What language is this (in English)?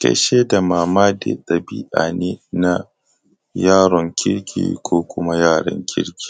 Hausa